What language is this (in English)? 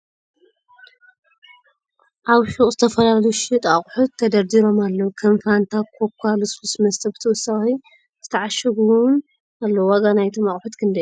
Tigrinya